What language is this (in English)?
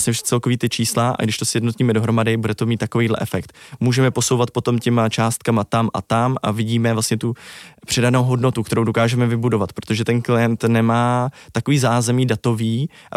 Czech